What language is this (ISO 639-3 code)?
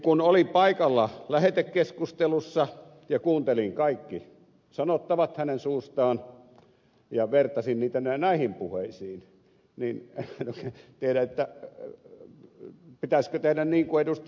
fin